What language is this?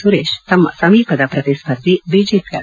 Kannada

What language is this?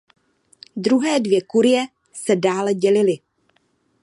Czech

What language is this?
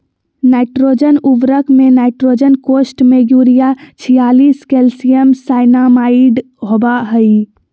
Magahi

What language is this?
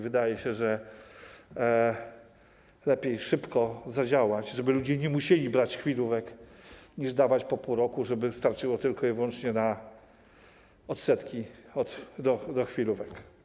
Polish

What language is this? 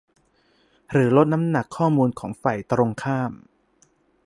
Thai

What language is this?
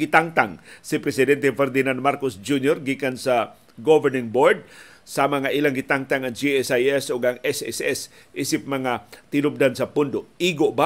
Filipino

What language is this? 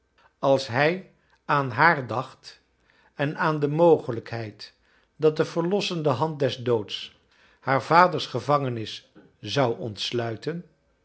Dutch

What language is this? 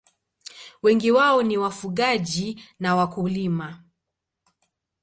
Swahili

